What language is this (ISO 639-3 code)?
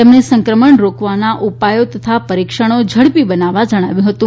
guj